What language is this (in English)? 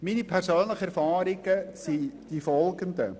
Swiss German